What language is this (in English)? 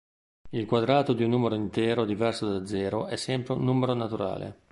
Italian